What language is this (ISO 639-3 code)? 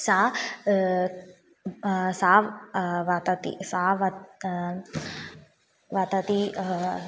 san